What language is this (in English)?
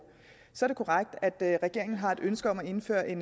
Danish